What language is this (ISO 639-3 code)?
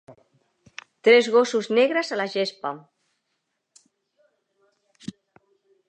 cat